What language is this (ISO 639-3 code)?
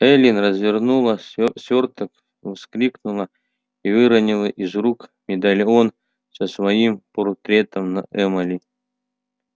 rus